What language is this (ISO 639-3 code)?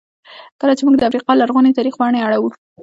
pus